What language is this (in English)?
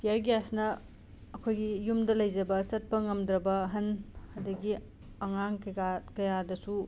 Manipuri